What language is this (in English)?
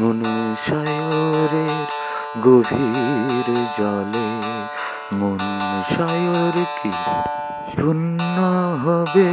Bangla